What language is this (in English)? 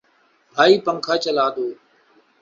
Urdu